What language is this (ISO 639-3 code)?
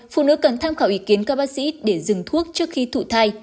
vie